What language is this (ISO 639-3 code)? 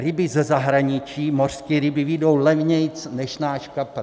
ces